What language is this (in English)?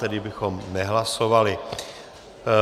Czech